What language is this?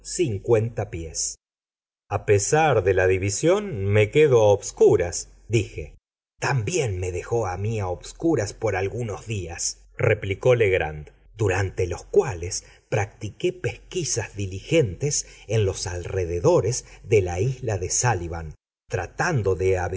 Spanish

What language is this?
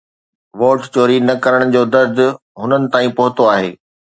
Sindhi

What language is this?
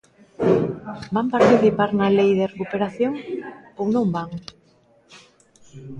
Galician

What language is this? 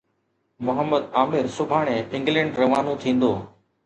Sindhi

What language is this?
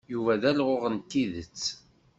Kabyle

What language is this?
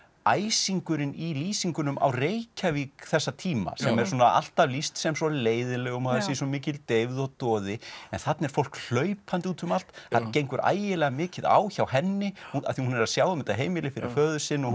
Icelandic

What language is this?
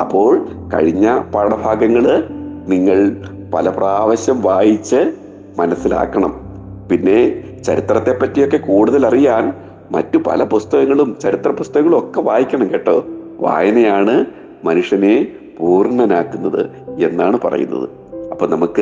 Malayalam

